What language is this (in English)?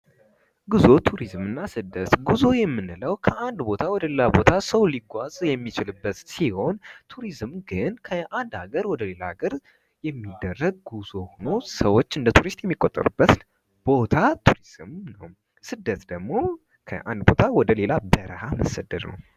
Amharic